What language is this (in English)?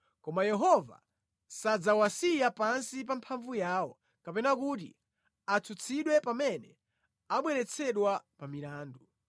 Nyanja